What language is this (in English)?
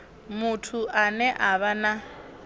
Venda